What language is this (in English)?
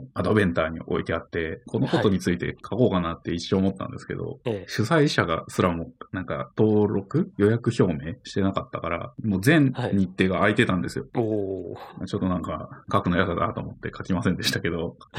Japanese